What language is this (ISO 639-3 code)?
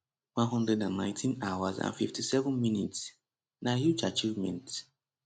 pcm